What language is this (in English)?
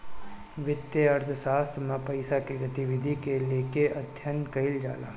Bhojpuri